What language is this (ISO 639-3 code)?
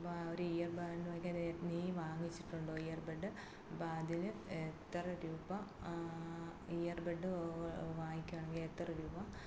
mal